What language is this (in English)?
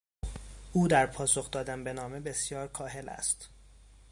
Persian